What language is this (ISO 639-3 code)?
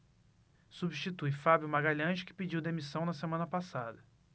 por